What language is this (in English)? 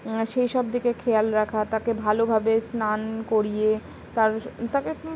Bangla